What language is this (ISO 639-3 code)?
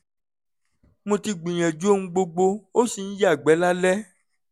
yor